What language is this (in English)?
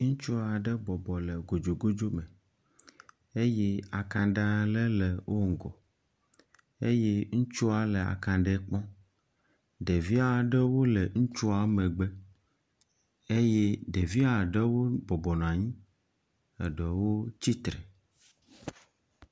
Ewe